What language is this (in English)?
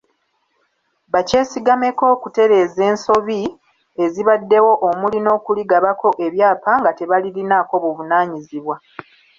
Ganda